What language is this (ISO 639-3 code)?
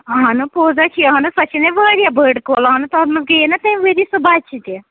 kas